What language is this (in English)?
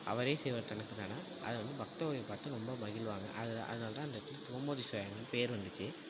Tamil